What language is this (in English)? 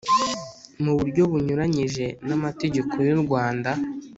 Kinyarwanda